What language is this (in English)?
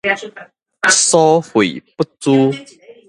Min Nan Chinese